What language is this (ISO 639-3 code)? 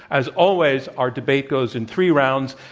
eng